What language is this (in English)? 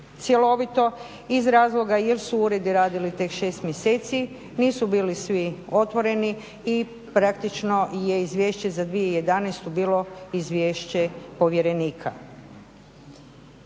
Croatian